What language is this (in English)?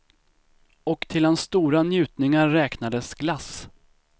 Swedish